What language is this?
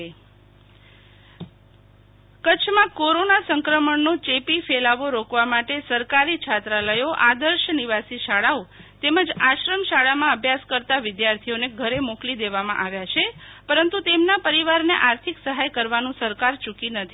Gujarati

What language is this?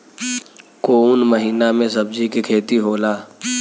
Bhojpuri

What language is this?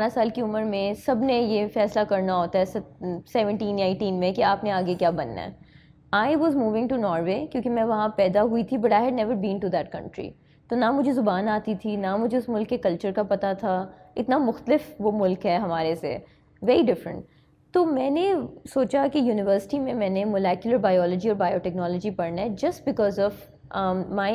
Urdu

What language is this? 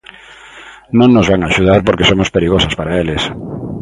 Galician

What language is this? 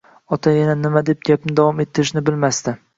Uzbek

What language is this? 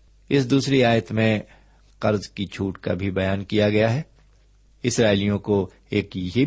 Urdu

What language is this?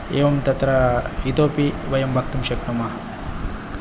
Sanskrit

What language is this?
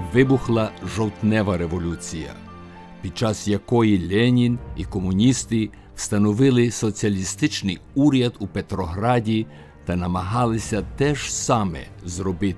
Ukrainian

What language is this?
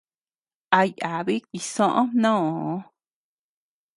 Tepeuxila Cuicatec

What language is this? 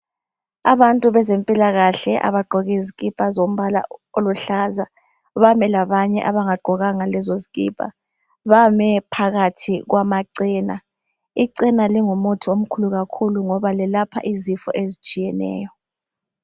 North Ndebele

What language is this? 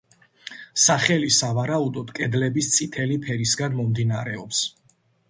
Georgian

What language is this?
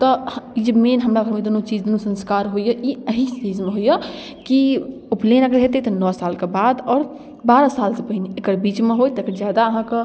Maithili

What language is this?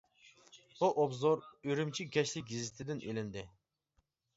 Uyghur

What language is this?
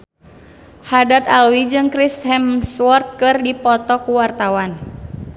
Sundanese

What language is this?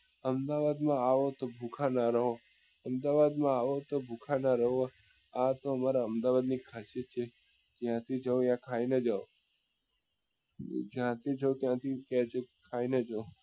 Gujarati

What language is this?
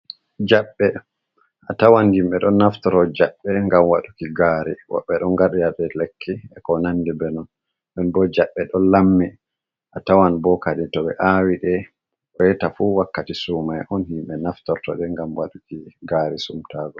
Fula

